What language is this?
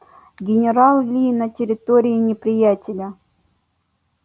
Russian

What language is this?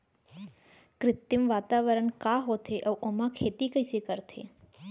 Chhattisgarhi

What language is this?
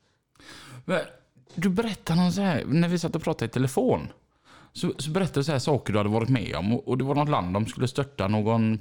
Swedish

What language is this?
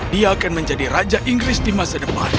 Indonesian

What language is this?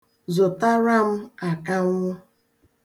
Igbo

